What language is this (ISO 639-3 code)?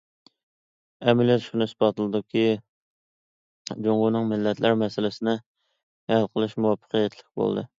uig